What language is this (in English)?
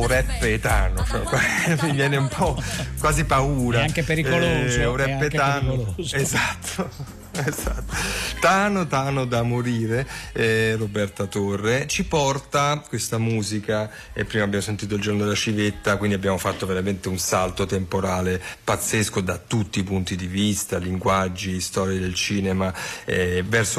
Italian